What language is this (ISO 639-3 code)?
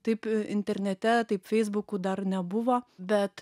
lit